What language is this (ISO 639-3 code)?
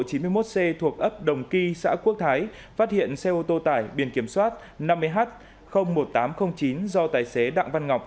vie